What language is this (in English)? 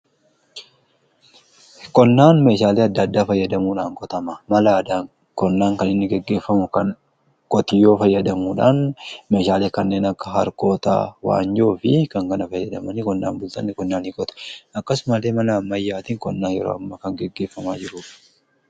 Oromo